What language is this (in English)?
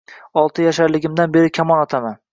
Uzbek